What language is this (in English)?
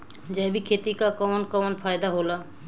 Bhojpuri